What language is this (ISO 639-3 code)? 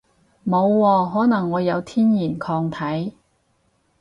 yue